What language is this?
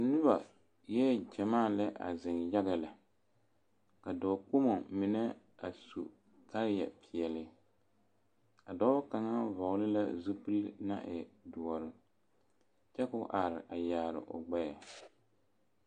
Southern Dagaare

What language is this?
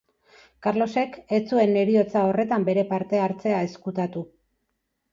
Basque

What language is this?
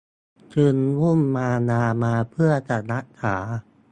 Thai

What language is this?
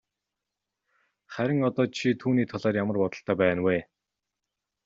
Mongolian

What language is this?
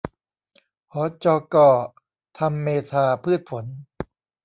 Thai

